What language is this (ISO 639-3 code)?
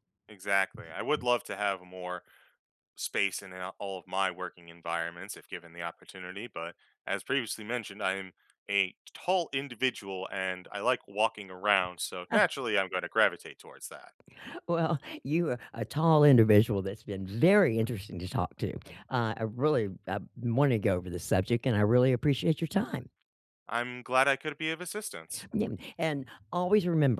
eng